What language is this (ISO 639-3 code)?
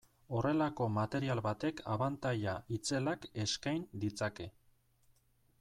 eus